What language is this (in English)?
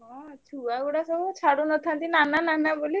Odia